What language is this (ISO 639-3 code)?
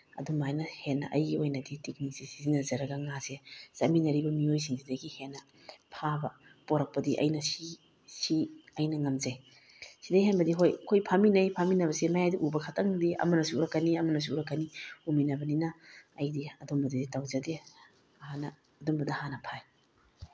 mni